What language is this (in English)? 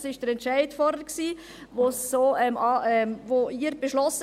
Swiss German